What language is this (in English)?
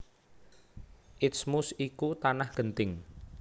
Javanese